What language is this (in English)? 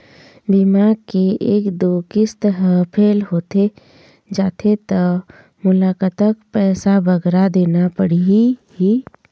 Chhattisgarhi